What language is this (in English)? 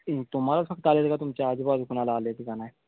Marathi